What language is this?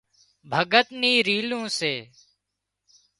Wadiyara Koli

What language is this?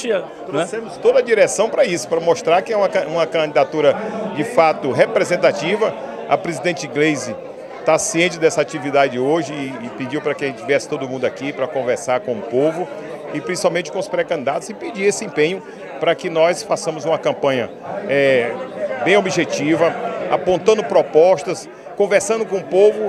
Portuguese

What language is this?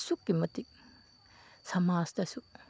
Manipuri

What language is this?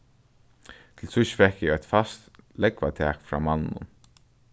Faroese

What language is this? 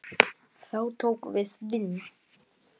Icelandic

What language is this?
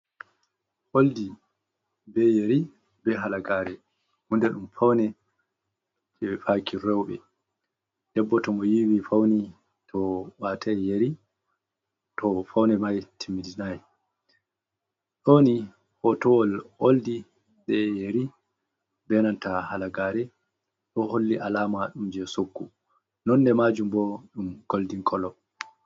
Fula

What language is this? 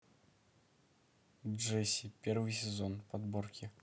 Russian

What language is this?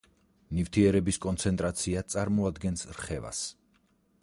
Georgian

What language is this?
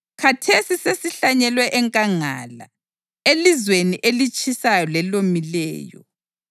North Ndebele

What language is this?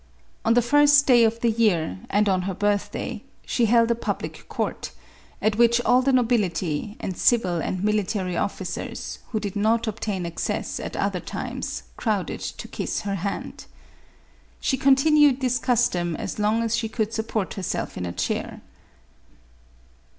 English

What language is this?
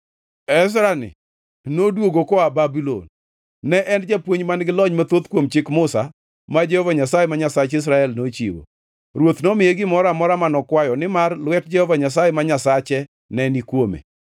Luo (Kenya and Tanzania)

